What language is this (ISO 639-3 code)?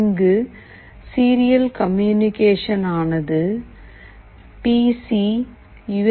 tam